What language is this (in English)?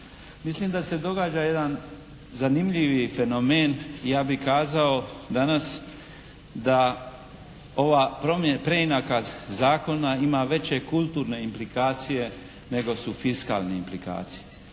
Croatian